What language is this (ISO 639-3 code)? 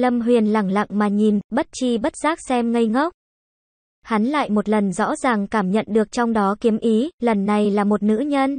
vie